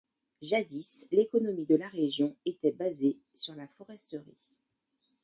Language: French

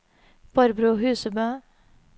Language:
Norwegian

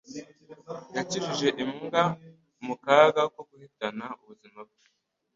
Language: Kinyarwanda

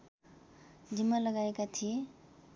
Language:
Nepali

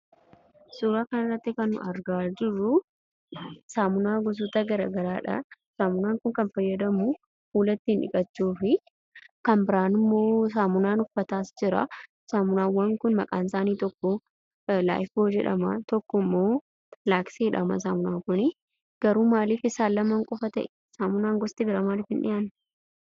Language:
Oromo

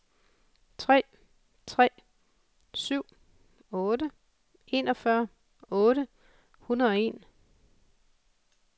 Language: Danish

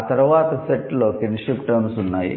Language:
Telugu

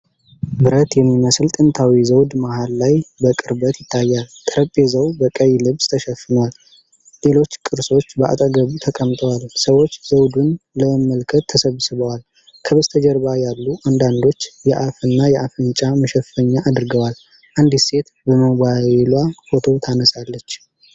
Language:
Amharic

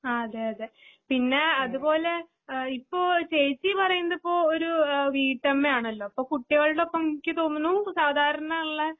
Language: Malayalam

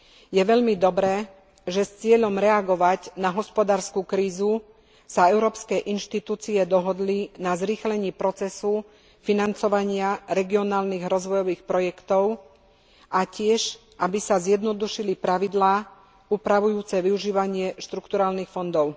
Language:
Slovak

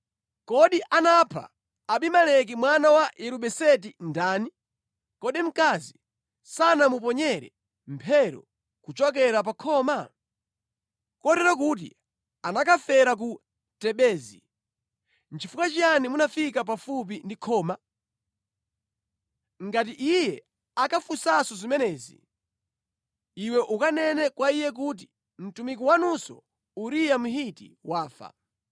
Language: Nyanja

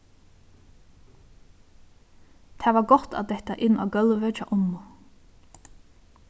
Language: Faroese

